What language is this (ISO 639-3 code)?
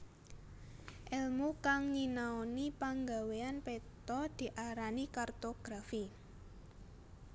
jav